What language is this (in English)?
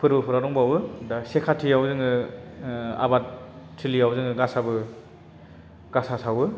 Bodo